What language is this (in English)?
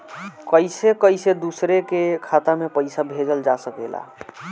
Bhojpuri